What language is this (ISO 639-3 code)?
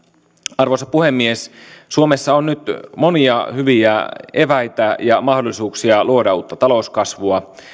fin